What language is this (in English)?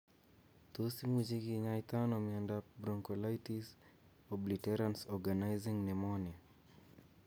Kalenjin